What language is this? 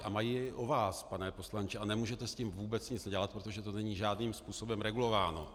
Czech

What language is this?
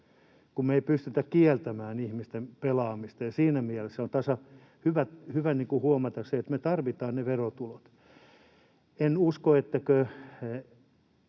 Finnish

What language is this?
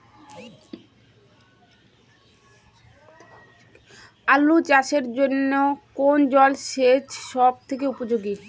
Bangla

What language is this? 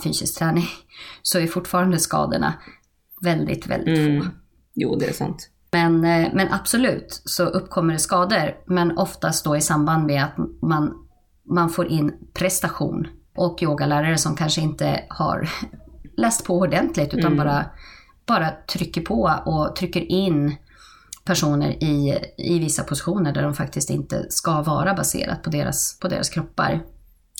Swedish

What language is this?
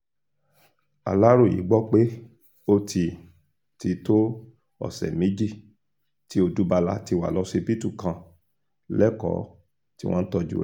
Yoruba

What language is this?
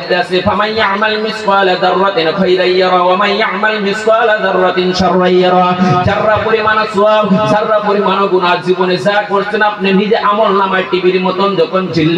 Arabic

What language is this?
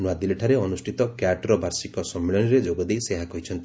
Odia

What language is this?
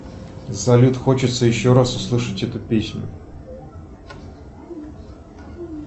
Russian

